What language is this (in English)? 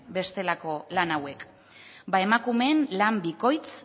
Basque